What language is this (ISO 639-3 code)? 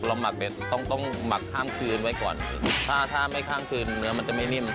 tha